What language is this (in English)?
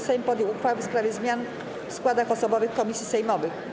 Polish